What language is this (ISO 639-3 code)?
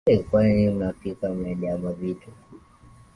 swa